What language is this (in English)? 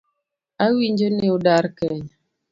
Luo (Kenya and Tanzania)